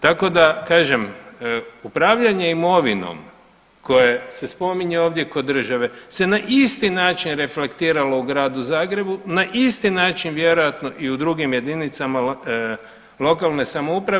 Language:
Croatian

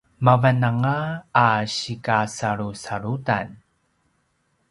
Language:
Paiwan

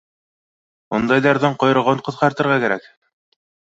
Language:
Bashkir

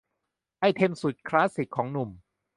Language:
Thai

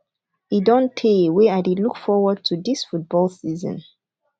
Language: Nigerian Pidgin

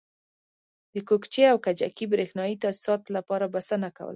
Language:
Pashto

